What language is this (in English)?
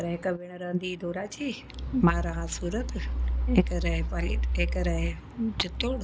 Sindhi